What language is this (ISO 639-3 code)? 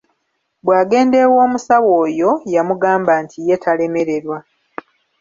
lug